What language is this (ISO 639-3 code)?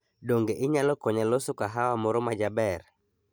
luo